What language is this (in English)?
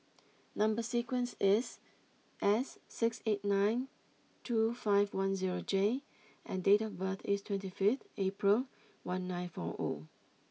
English